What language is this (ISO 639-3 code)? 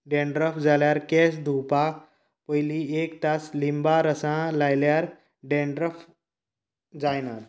kok